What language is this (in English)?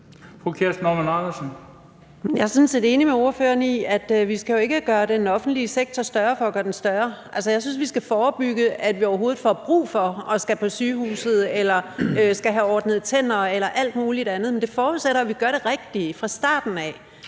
Danish